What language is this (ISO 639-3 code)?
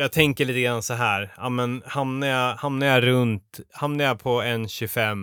swe